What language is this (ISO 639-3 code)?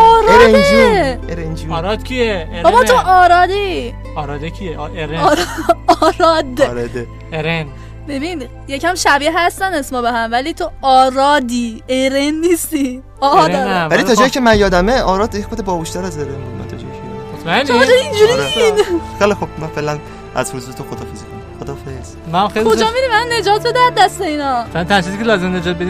fas